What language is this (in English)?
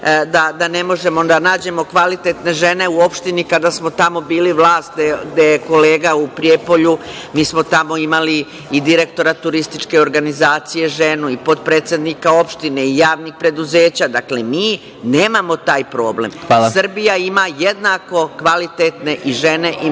Serbian